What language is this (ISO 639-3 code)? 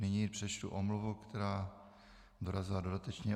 ces